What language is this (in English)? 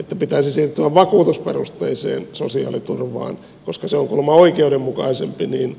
Finnish